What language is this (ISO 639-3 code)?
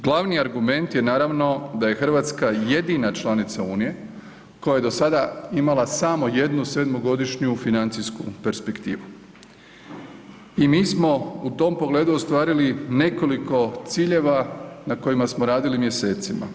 hrv